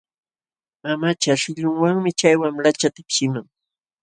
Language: Jauja Wanca Quechua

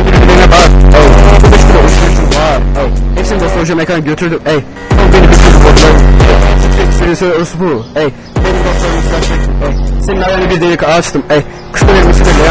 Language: Turkish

